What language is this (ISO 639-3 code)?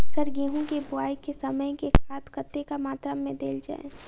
mai